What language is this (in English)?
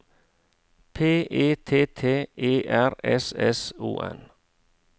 Norwegian